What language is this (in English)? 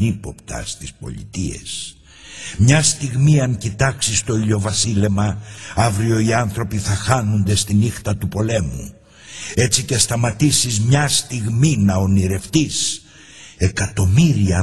Greek